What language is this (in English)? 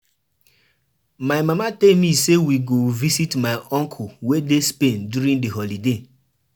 Nigerian Pidgin